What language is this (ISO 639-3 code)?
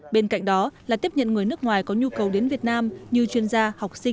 vie